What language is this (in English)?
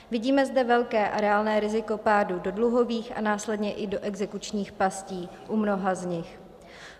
Czech